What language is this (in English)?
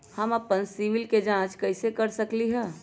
Magahi